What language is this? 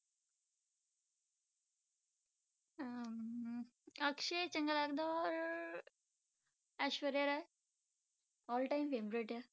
Punjabi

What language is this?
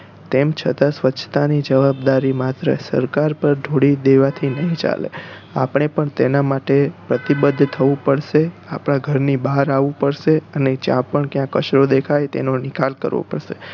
Gujarati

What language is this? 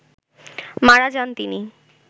Bangla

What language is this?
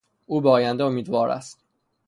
Persian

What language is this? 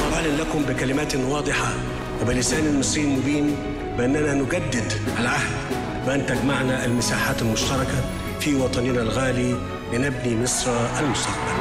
Arabic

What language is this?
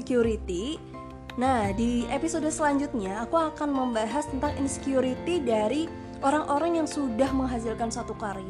Indonesian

